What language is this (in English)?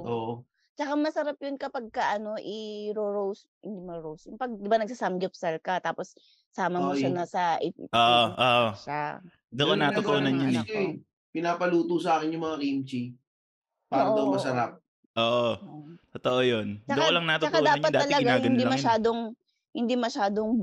Filipino